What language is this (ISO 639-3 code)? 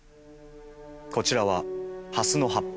jpn